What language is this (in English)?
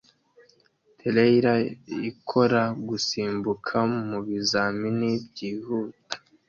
Kinyarwanda